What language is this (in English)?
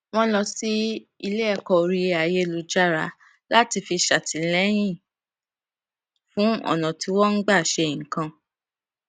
Yoruba